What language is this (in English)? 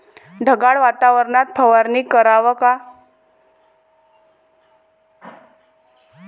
Marathi